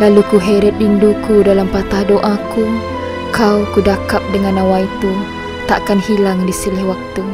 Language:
Malay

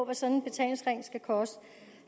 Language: Danish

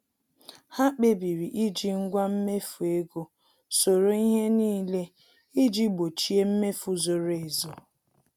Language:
Igbo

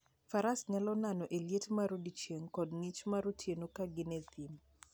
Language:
Luo (Kenya and Tanzania)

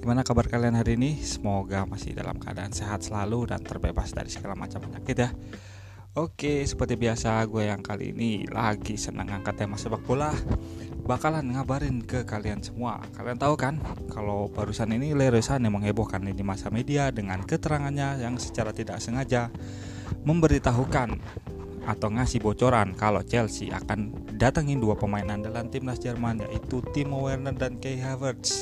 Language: Indonesian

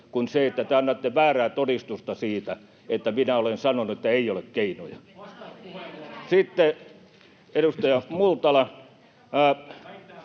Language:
Finnish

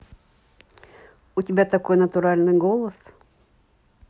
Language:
Russian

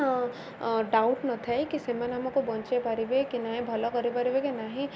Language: Odia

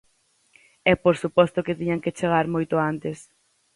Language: Galician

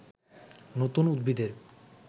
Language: Bangla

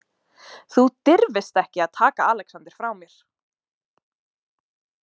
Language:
Icelandic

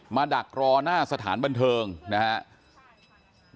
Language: Thai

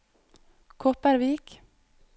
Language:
Norwegian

